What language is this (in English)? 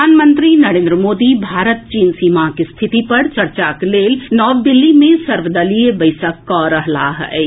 Maithili